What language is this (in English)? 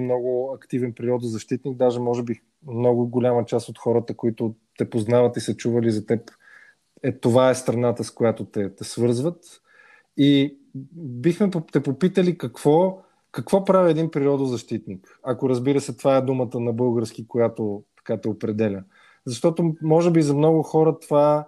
Bulgarian